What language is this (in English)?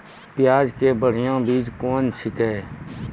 Maithili